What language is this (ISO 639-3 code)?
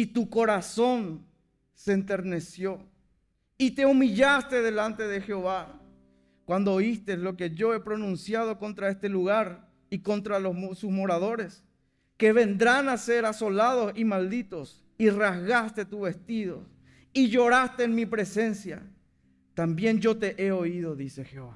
spa